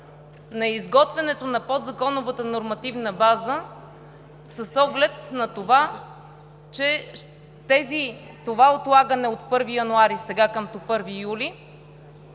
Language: Bulgarian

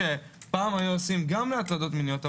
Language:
Hebrew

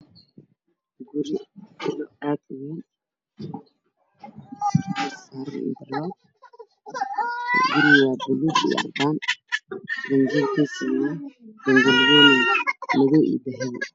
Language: Somali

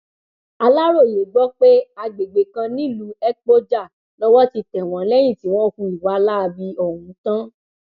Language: Yoruba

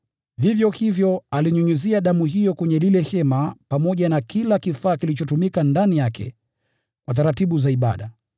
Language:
Swahili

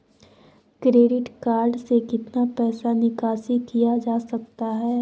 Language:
Magahi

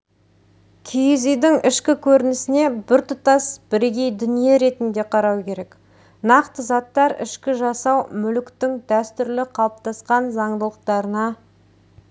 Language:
Kazakh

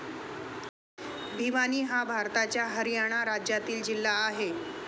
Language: Marathi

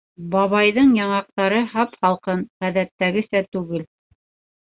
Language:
Bashkir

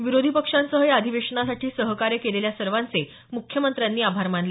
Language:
Marathi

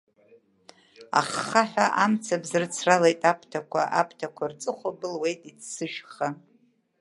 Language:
Abkhazian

